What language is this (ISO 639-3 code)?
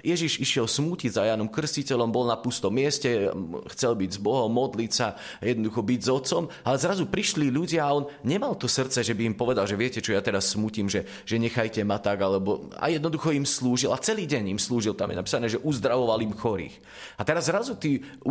slk